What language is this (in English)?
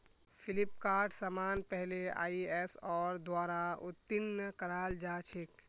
Magahi